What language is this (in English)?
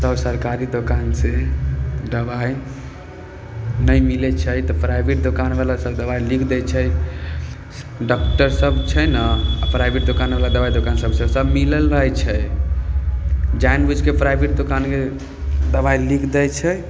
Maithili